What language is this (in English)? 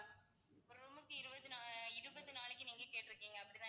Tamil